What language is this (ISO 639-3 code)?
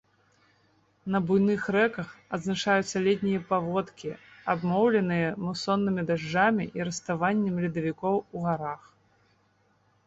bel